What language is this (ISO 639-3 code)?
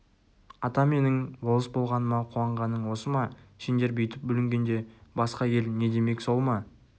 kaz